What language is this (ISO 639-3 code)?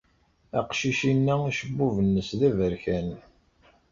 kab